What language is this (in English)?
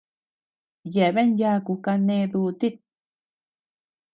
Tepeuxila Cuicatec